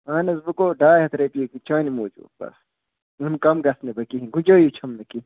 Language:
Kashmiri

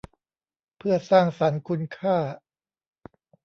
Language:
Thai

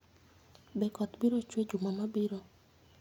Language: Luo (Kenya and Tanzania)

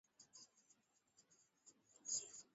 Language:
Swahili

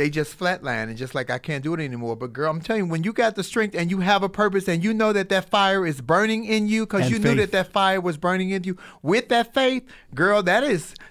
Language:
English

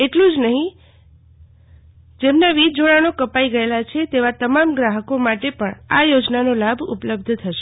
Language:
Gujarati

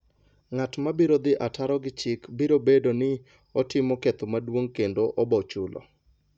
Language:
Luo (Kenya and Tanzania)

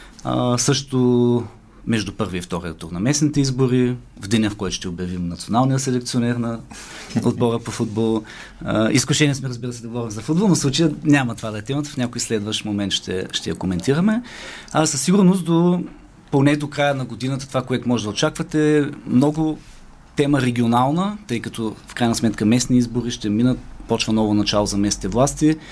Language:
Bulgarian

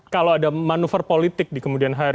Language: Indonesian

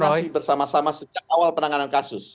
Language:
Indonesian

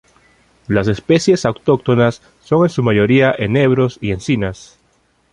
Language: Spanish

